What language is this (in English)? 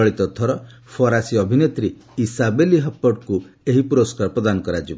Odia